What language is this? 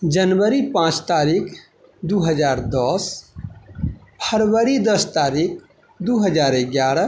Maithili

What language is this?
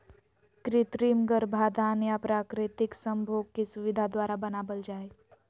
Magahi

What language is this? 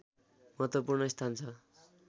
Nepali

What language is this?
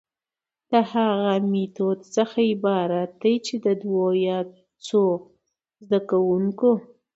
Pashto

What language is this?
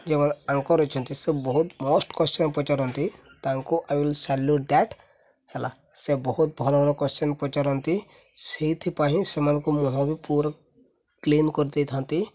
Odia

